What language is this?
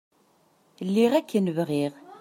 Kabyle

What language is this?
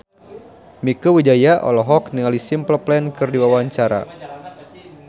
Sundanese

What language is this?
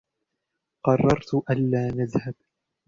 Arabic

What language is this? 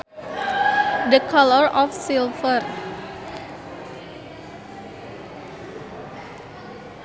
Sundanese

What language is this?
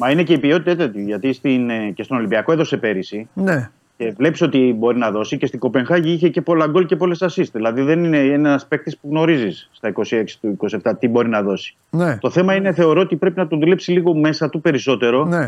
Greek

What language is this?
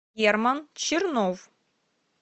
Russian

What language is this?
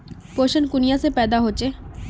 Magahi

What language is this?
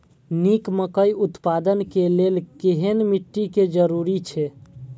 Maithili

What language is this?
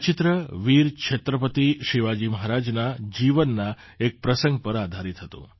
Gujarati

